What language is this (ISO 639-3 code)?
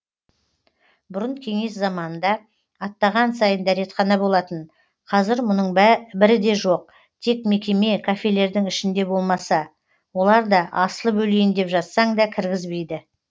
kaz